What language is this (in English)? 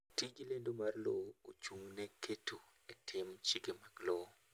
Luo (Kenya and Tanzania)